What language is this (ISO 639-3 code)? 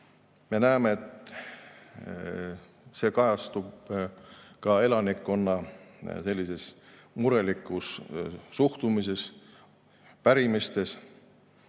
est